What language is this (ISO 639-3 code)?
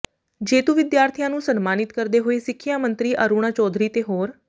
pan